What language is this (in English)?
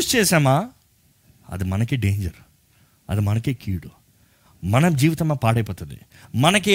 Telugu